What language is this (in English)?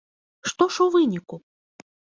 Belarusian